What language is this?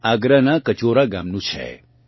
Gujarati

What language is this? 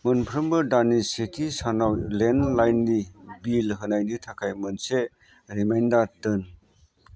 Bodo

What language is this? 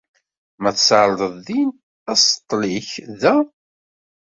Kabyle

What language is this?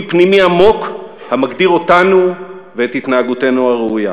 Hebrew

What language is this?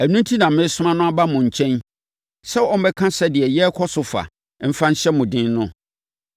Akan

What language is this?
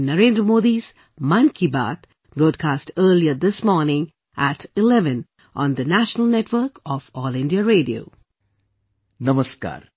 English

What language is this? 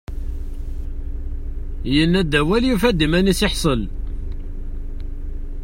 Kabyle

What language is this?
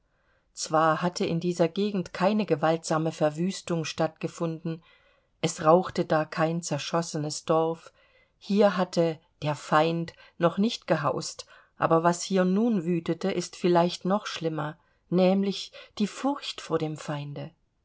German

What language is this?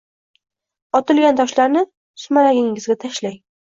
Uzbek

